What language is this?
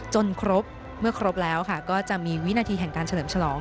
Thai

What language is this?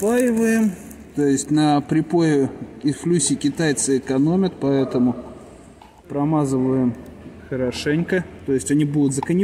Russian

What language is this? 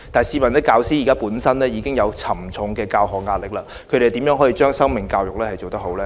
Cantonese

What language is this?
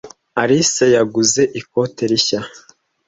Kinyarwanda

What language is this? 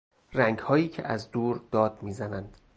Persian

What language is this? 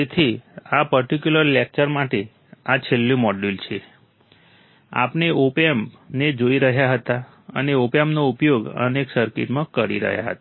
Gujarati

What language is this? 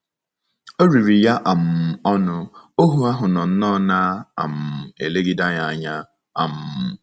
Igbo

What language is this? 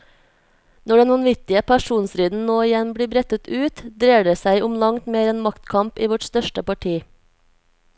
Norwegian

